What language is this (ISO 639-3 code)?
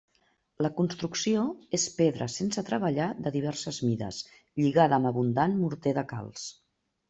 cat